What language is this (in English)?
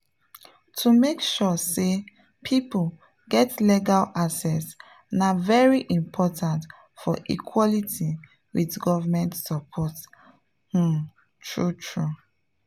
Nigerian Pidgin